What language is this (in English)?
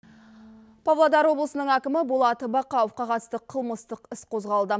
Kazakh